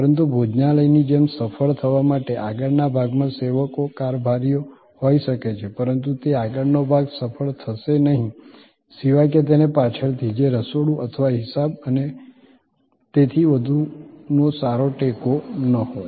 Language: Gujarati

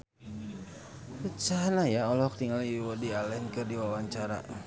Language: Sundanese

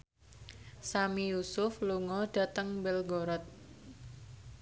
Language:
Javanese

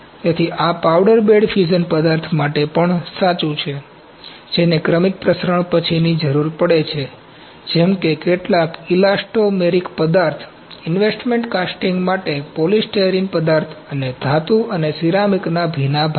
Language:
Gujarati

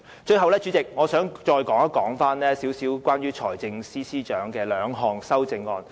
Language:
Cantonese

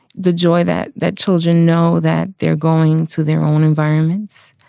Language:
English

